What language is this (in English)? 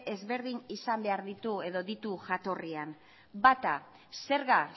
Basque